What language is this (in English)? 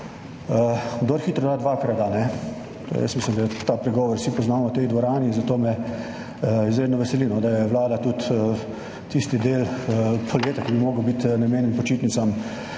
Slovenian